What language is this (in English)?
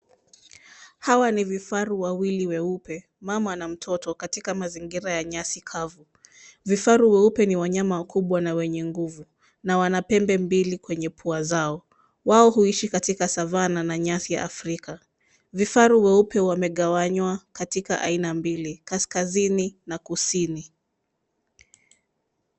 Swahili